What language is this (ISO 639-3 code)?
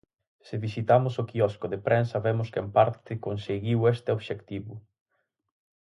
glg